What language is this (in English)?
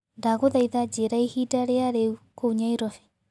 Kikuyu